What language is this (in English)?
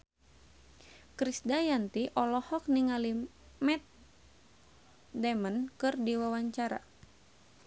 Sundanese